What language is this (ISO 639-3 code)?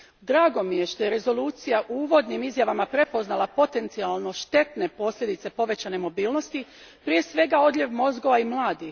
hrv